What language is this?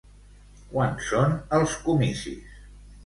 Catalan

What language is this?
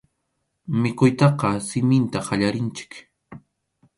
Arequipa-La Unión Quechua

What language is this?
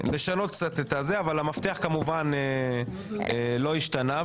Hebrew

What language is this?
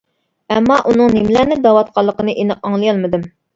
Uyghur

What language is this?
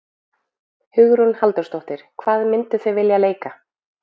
Icelandic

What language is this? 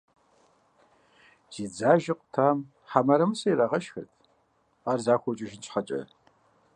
Kabardian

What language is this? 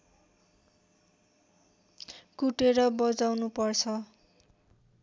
Nepali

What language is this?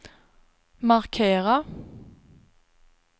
Swedish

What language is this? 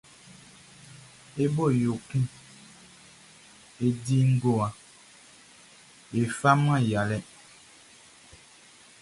Baoulé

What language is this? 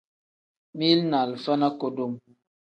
Tem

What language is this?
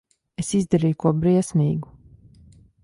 Latvian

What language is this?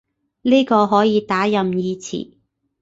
Cantonese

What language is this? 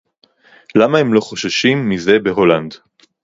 Hebrew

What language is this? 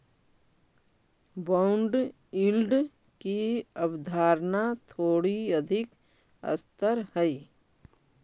Magahi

